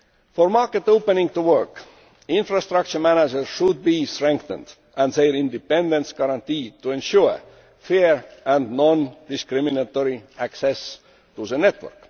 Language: English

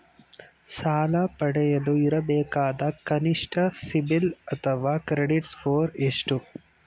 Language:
Kannada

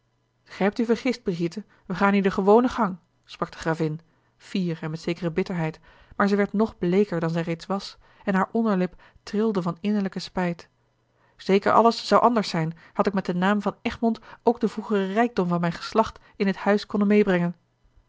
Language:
Dutch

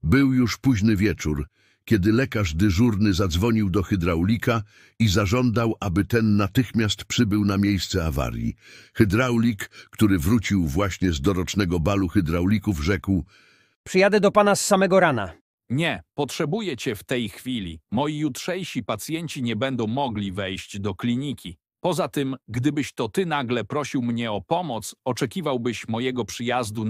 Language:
Polish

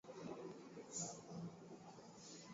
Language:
Swahili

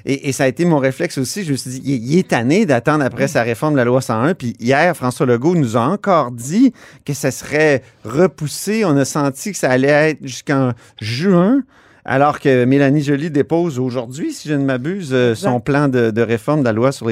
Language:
French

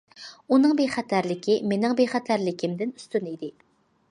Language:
Uyghur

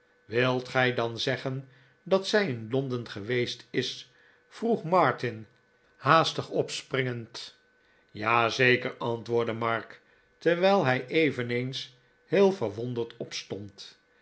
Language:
Dutch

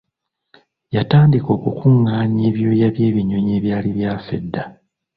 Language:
Ganda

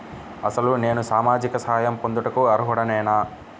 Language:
Telugu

